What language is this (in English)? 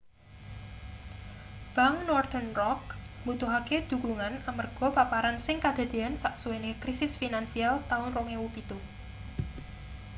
Javanese